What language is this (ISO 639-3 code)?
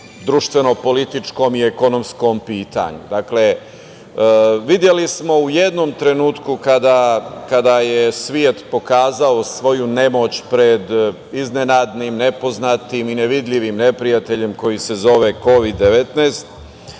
srp